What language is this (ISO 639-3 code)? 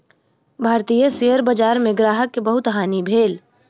mai